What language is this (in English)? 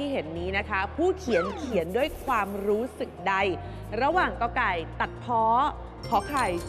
Thai